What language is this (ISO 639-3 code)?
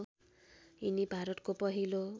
nep